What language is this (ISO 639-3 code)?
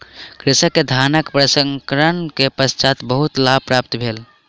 mai